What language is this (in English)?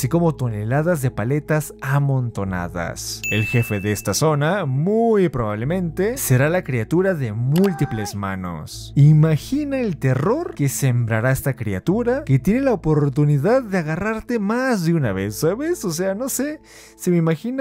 Spanish